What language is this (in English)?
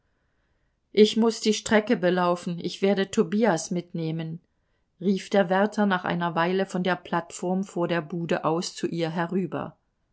German